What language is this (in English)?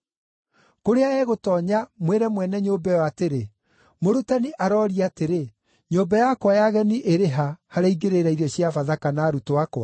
Kikuyu